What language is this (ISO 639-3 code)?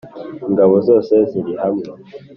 kin